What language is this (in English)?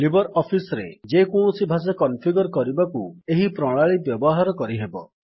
Odia